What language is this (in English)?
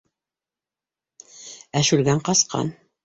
Bashkir